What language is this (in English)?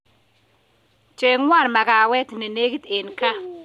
Kalenjin